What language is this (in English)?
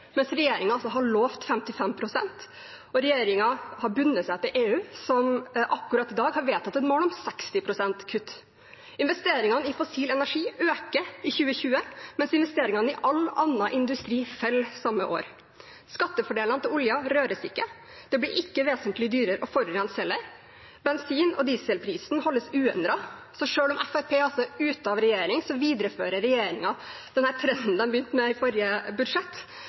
Norwegian Bokmål